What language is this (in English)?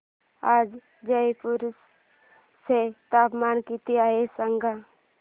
Marathi